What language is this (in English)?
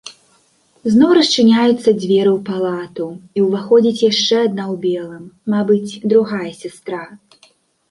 Belarusian